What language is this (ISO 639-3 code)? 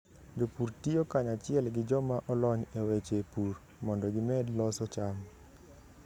luo